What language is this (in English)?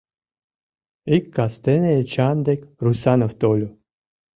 Mari